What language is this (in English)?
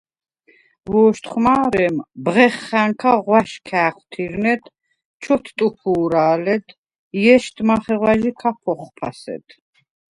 Svan